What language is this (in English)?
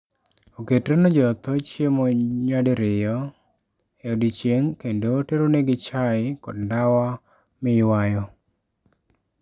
Luo (Kenya and Tanzania)